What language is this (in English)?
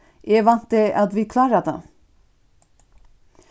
Faroese